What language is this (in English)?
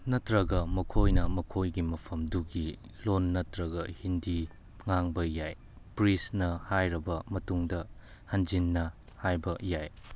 Manipuri